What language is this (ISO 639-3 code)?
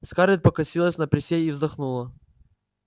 rus